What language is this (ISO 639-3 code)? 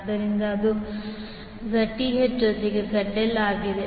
kan